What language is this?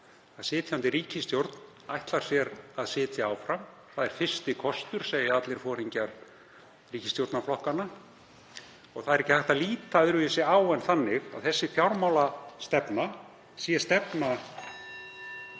Icelandic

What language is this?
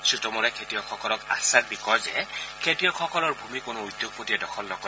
Assamese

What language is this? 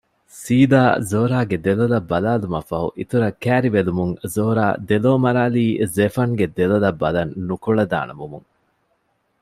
Divehi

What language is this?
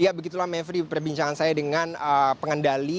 Indonesian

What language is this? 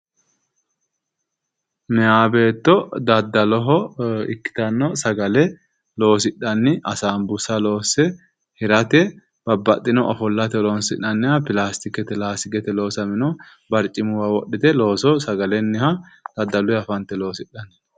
Sidamo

